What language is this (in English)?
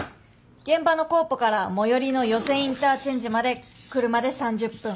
Japanese